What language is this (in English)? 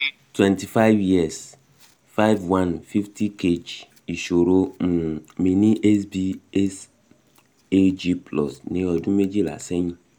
Yoruba